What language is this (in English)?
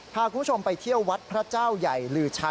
Thai